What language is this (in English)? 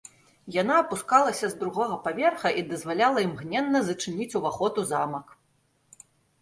Belarusian